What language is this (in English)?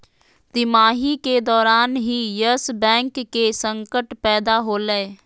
Magahi